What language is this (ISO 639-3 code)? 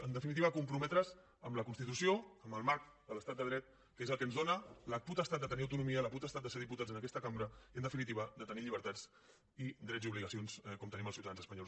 cat